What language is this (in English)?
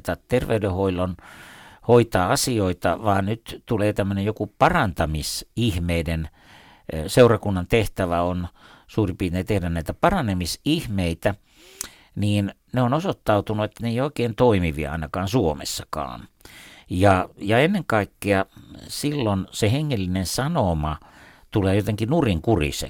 Finnish